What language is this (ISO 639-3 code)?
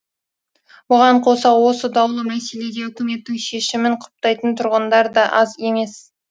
kaz